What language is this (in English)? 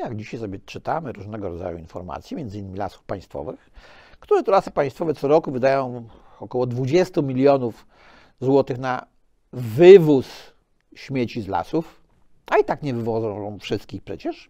Polish